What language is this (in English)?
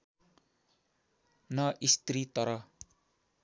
Nepali